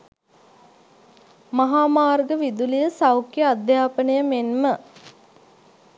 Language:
Sinhala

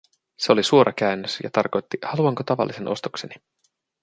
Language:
Finnish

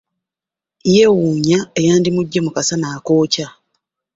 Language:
Ganda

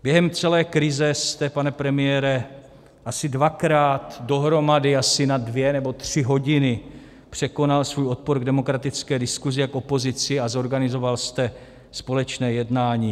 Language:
Czech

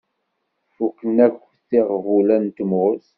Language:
Kabyle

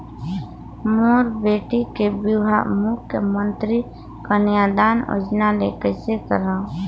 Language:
Chhattisgarhi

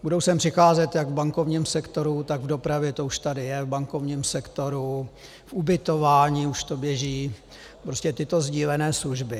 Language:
Czech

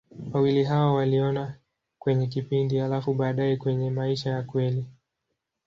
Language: Swahili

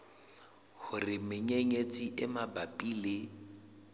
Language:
Southern Sotho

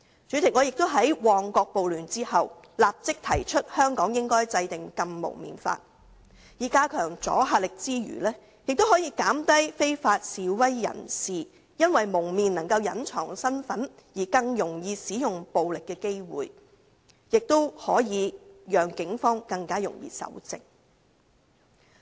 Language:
Cantonese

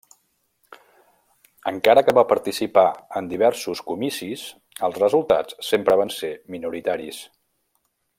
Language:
Catalan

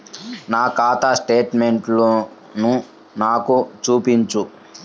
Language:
Telugu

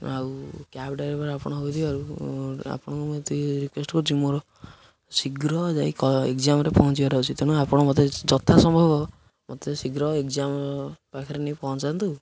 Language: Odia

